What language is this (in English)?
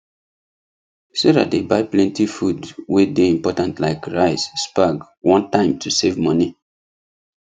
Nigerian Pidgin